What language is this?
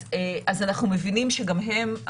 Hebrew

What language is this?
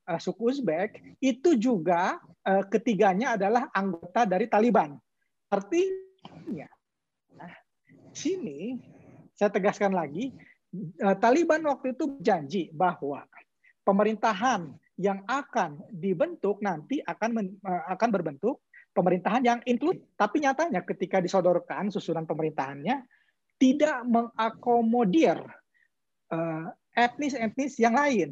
Indonesian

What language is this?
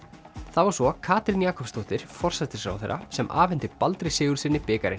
Icelandic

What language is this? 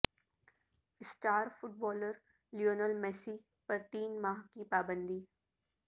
Urdu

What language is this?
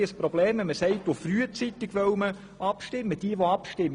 Swiss German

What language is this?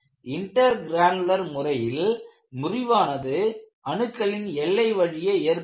Tamil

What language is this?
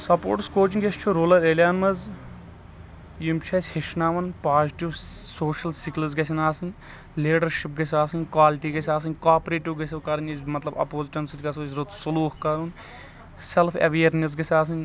Kashmiri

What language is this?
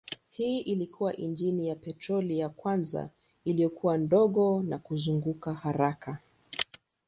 Swahili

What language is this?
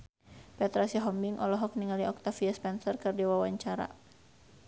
Sundanese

